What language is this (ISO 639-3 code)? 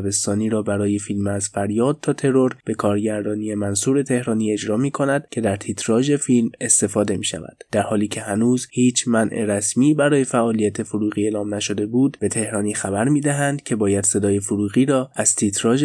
fas